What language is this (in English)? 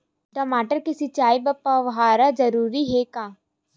Chhattisgarhi